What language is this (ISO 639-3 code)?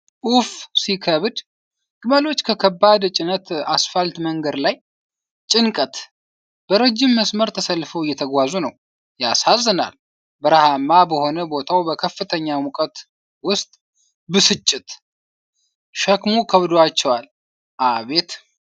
amh